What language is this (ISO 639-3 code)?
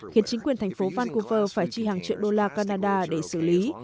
vie